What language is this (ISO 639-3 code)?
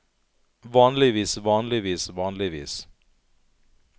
nor